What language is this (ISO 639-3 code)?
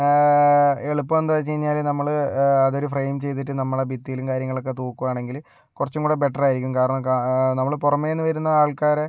mal